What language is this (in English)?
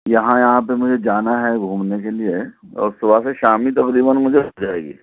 Urdu